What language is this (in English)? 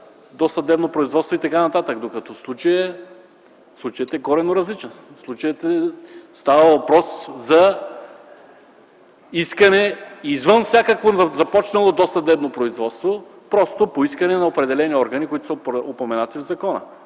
Bulgarian